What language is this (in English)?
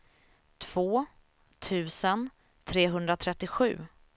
Swedish